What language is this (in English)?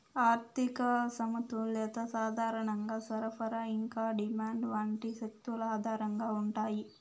Telugu